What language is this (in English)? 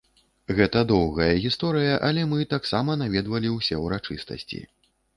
Belarusian